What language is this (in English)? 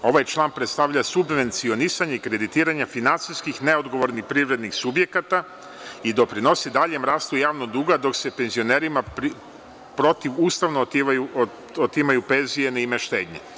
Serbian